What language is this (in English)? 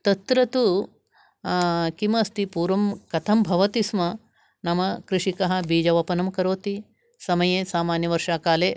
Sanskrit